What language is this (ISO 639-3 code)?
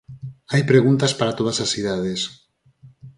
glg